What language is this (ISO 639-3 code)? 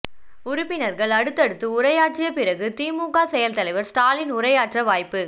tam